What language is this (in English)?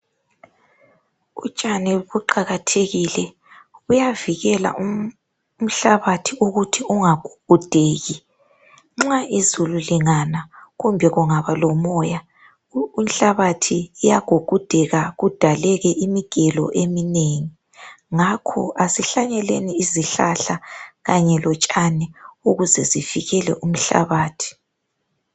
North Ndebele